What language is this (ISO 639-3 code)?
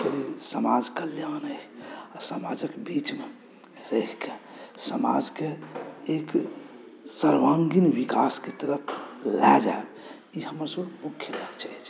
mai